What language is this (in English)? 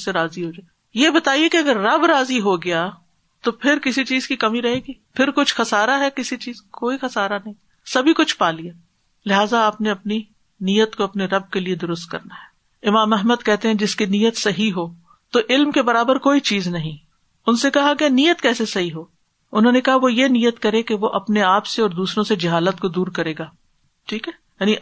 Urdu